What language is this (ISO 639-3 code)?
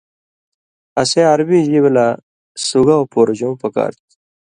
mvy